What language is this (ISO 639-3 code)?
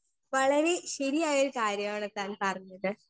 mal